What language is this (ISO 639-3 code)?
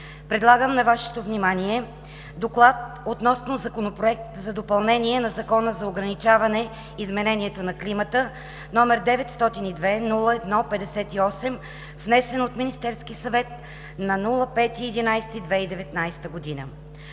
bul